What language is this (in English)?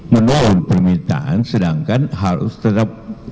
Indonesian